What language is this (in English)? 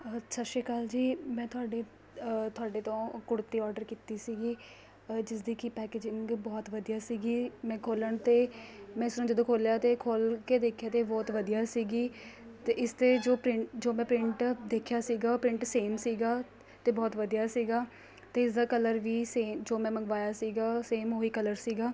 Punjabi